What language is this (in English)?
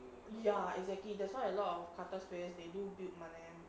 English